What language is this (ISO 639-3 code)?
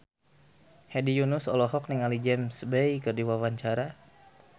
sun